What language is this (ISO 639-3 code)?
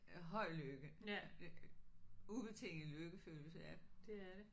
dan